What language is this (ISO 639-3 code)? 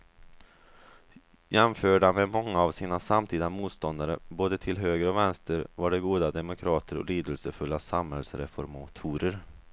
swe